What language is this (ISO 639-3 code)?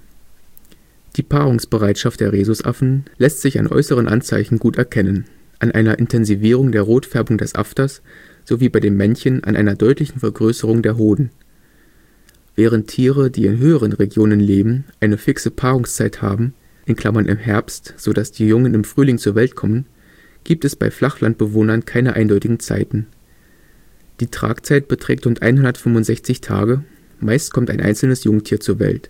deu